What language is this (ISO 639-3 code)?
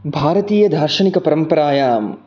san